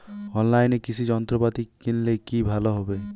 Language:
Bangla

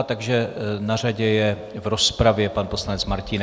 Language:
Czech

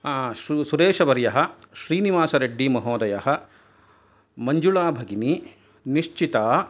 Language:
Sanskrit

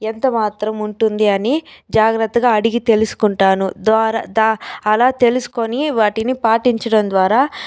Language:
Telugu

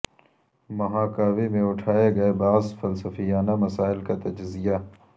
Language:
Urdu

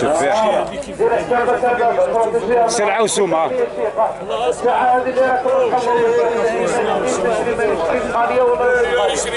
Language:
Arabic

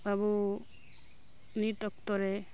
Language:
Santali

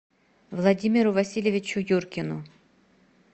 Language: Russian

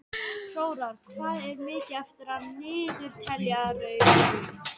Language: Icelandic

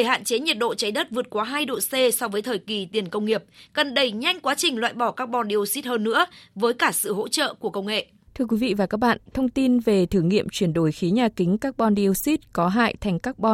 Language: Vietnamese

